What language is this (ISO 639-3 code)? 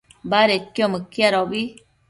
mcf